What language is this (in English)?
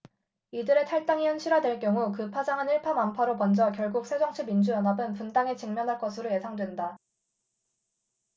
Korean